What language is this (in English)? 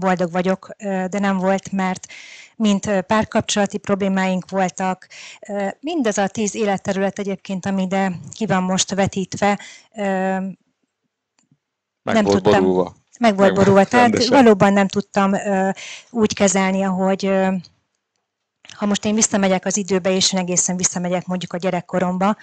Hungarian